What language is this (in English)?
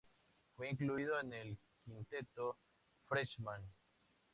Spanish